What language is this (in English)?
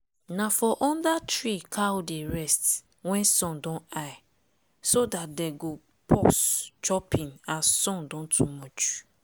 Nigerian Pidgin